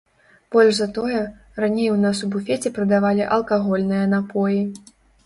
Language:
Belarusian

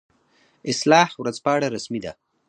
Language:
Pashto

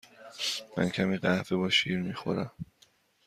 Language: Persian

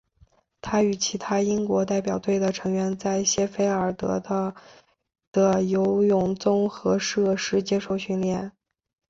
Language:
Chinese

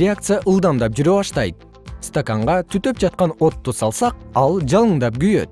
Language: Kyrgyz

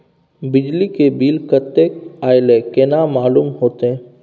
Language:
Maithili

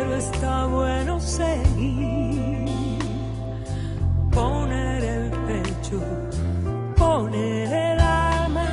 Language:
Spanish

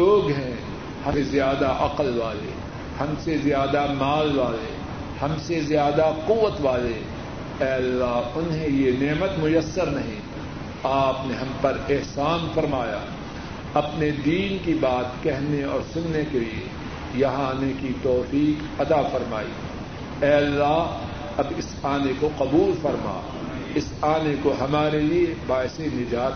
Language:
Urdu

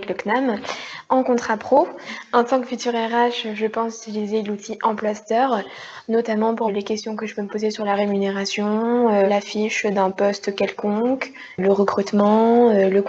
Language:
French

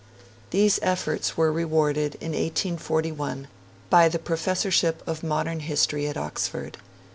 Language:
English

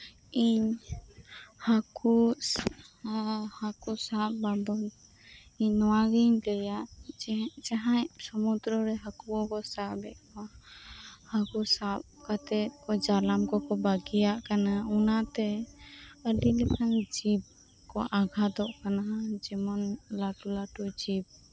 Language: Santali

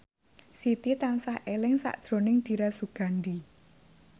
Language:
Javanese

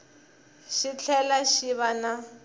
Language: Tsonga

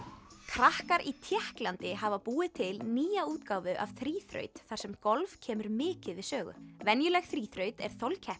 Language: Icelandic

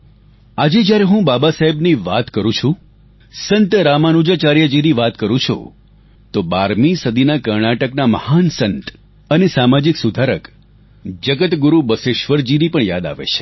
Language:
Gujarati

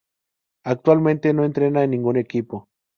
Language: Spanish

